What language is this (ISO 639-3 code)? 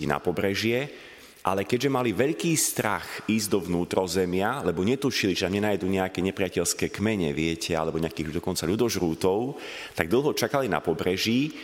slk